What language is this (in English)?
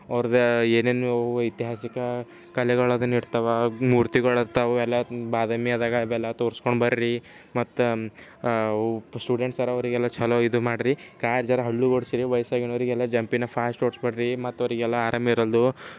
Kannada